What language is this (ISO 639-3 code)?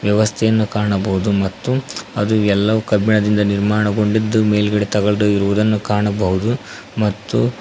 kan